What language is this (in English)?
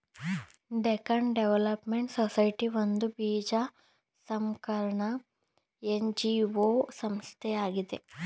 Kannada